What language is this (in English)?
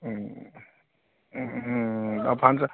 Assamese